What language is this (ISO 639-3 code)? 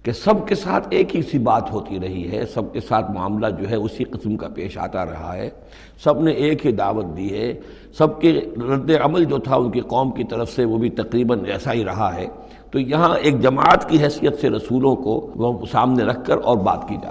urd